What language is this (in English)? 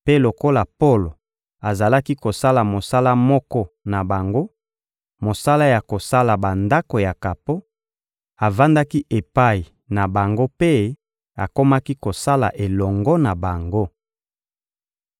Lingala